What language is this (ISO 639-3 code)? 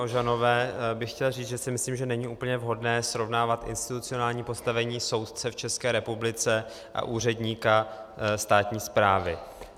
ces